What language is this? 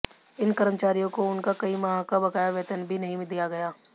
Hindi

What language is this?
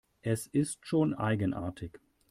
German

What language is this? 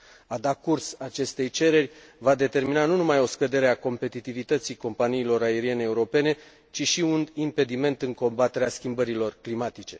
Romanian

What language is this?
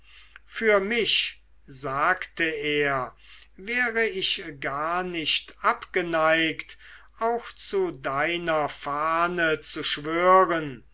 German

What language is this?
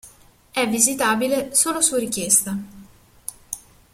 Italian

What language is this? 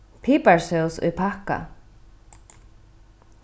Faroese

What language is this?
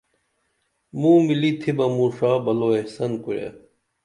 Dameli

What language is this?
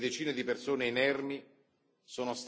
Italian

